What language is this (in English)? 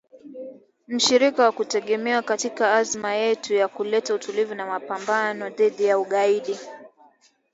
Swahili